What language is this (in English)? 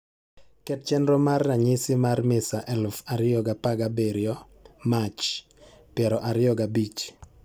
Luo (Kenya and Tanzania)